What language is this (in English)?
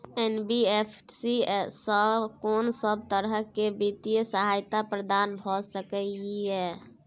Maithili